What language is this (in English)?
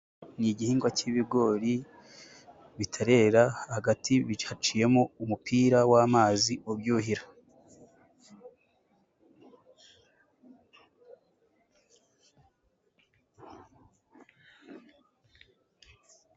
Kinyarwanda